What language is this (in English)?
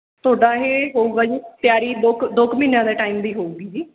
Punjabi